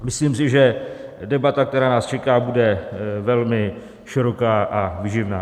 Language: Czech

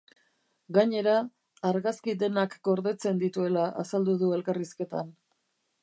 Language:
Basque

